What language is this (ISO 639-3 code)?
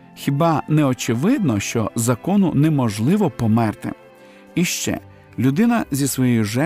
ukr